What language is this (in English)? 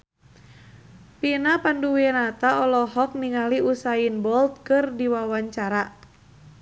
Sundanese